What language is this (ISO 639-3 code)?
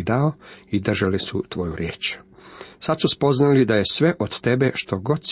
hrv